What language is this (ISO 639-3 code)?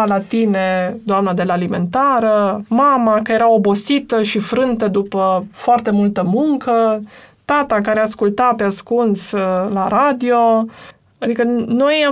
ron